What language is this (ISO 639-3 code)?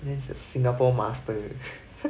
eng